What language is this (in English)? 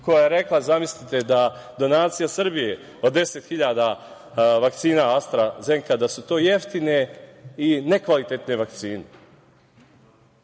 Serbian